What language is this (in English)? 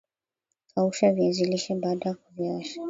Swahili